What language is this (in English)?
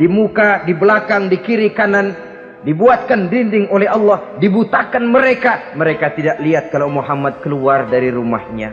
Indonesian